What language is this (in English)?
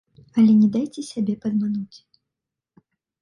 Belarusian